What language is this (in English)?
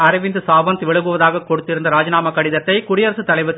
Tamil